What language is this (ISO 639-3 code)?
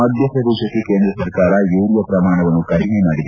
kan